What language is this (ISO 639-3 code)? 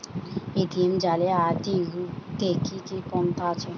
ben